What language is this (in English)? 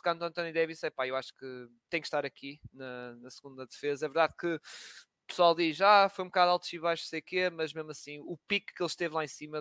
Portuguese